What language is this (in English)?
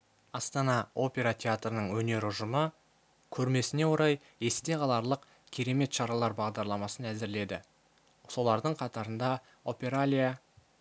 Kazakh